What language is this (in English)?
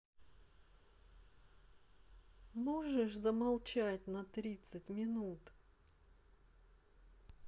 Russian